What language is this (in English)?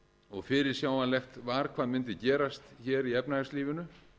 Icelandic